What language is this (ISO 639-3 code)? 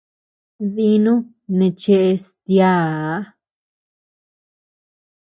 cux